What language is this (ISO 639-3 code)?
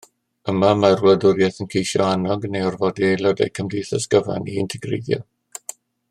cym